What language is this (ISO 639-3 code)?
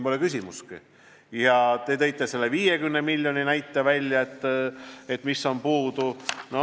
est